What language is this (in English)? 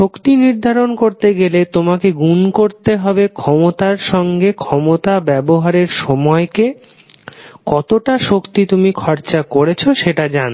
Bangla